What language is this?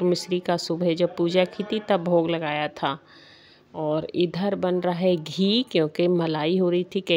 Hindi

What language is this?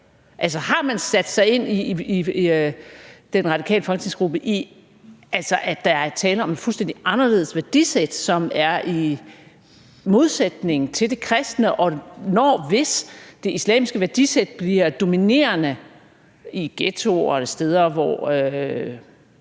Danish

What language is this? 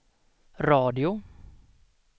Swedish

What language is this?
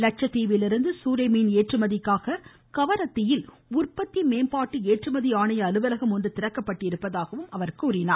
Tamil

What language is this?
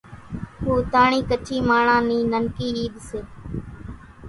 Kachi Koli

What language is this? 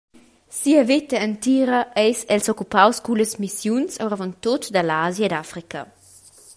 Romansh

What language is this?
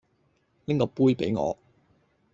Cantonese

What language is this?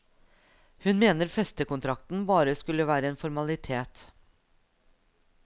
Norwegian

